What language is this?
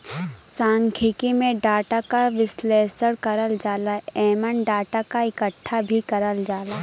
Bhojpuri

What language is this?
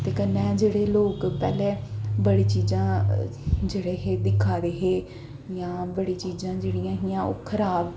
Dogri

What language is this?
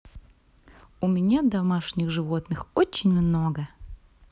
Russian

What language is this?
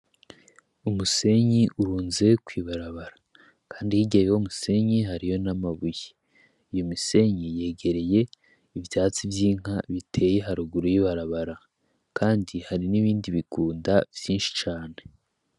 Rundi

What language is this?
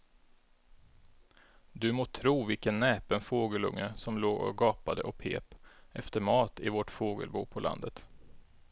Swedish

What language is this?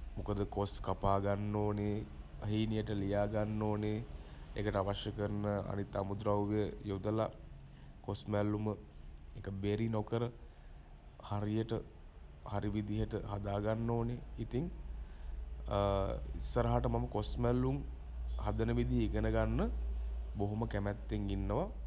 Sinhala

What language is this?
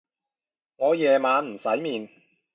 Cantonese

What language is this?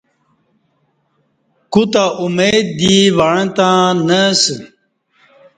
Kati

